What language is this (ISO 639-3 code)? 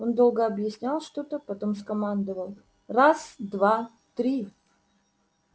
rus